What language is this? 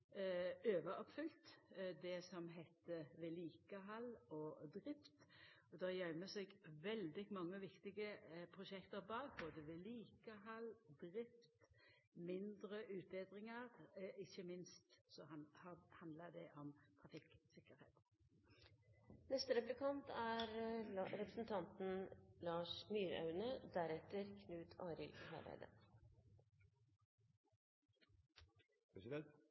Norwegian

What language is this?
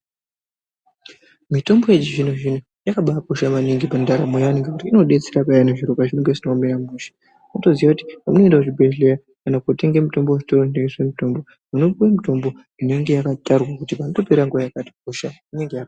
Ndau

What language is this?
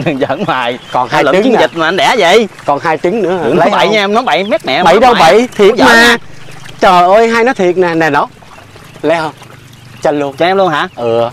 Vietnamese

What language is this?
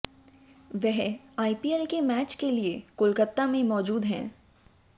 Hindi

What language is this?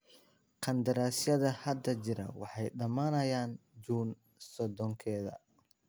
Somali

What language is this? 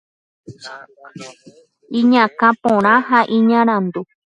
Guarani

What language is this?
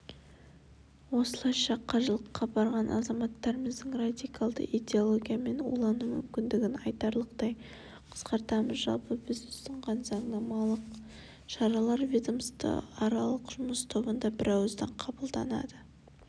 Kazakh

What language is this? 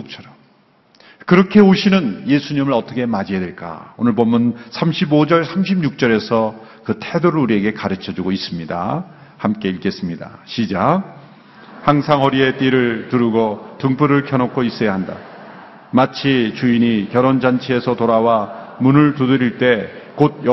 Korean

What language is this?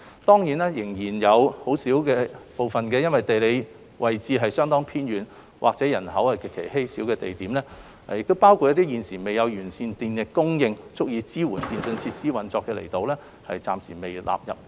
Cantonese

